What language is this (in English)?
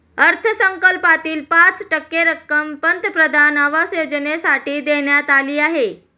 Marathi